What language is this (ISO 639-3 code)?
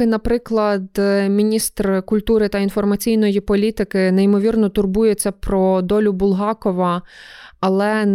ukr